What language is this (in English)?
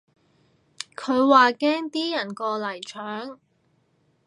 Cantonese